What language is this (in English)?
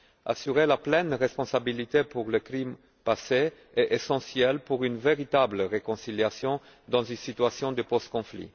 French